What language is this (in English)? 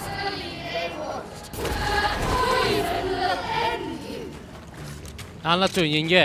Turkish